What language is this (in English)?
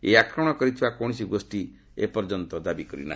Odia